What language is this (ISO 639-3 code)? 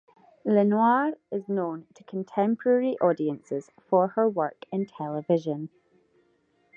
eng